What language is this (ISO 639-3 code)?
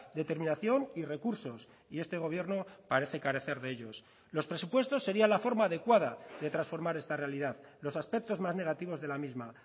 spa